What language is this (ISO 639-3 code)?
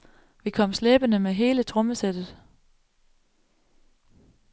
dan